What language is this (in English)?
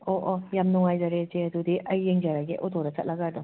Manipuri